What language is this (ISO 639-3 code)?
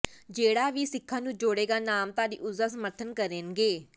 pan